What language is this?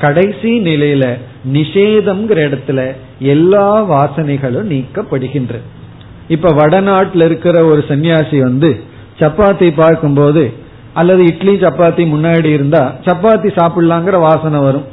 Tamil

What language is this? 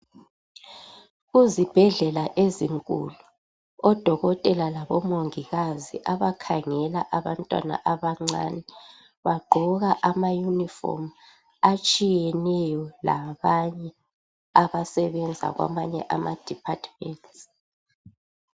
North Ndebele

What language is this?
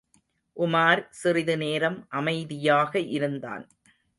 Tamil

